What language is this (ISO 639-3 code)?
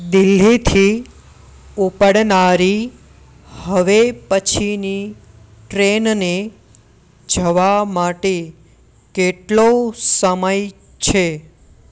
guj